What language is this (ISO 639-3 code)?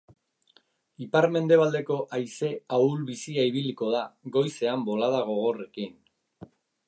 eus